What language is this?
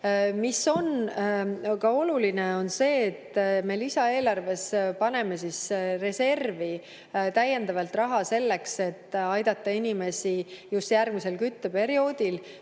Estonian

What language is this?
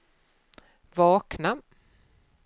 Swedish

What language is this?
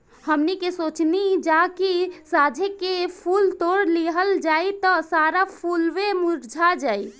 Bhojpuri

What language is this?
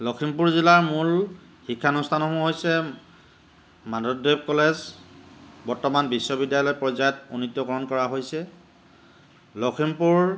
Assamese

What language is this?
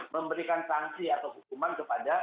Indonesian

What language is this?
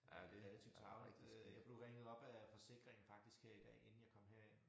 Danish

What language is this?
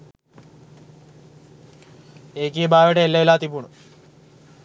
Sinhala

